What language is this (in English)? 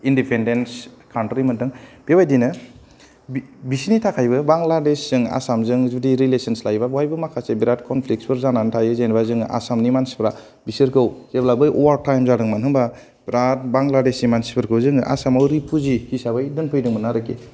Bodo